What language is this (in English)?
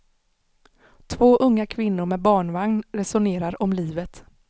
Swedish